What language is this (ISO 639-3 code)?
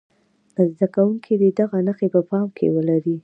pus